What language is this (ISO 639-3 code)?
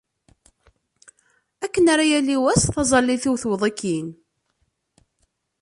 kab